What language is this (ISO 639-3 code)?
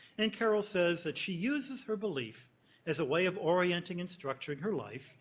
eng